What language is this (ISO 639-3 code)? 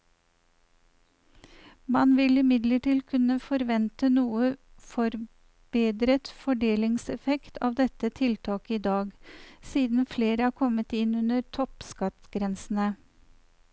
nor